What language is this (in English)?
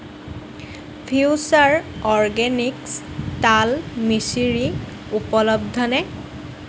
Assamese